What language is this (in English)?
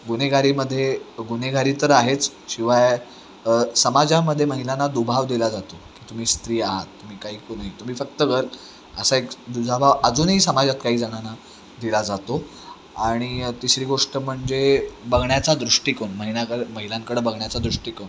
Marathi